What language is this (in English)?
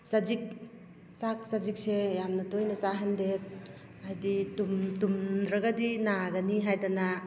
Manipuri